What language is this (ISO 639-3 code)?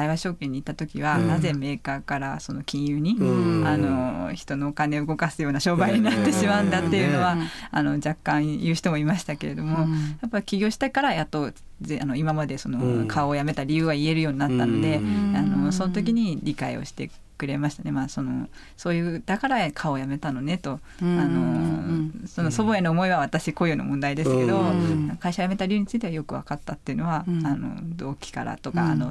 jpn